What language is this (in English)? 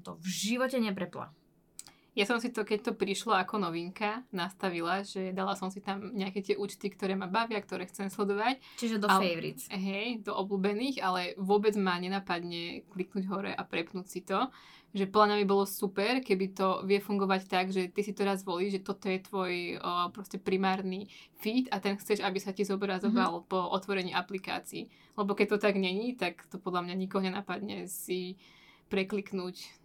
Slovak